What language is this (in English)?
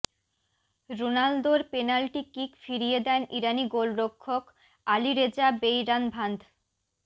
Bangla